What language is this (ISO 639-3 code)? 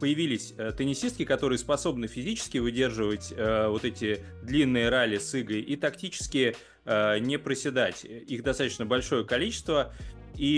rus